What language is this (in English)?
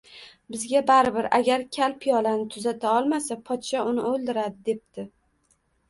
Uzbek